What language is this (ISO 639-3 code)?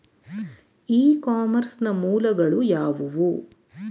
kan